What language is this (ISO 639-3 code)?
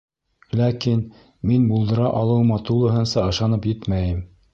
bak